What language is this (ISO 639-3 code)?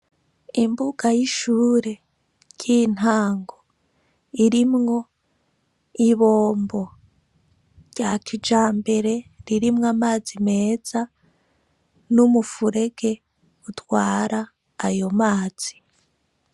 run